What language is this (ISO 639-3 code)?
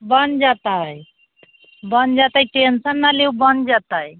mai